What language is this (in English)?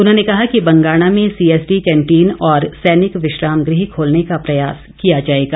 Hindi